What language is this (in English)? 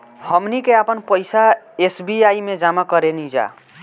Bhojpuri